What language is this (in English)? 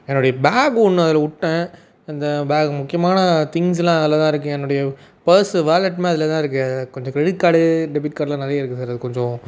Tamil